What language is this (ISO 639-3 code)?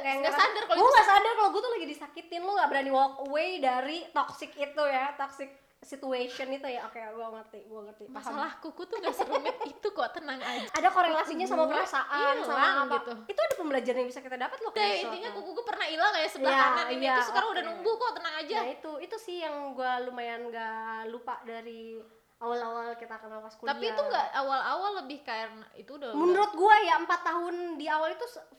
ind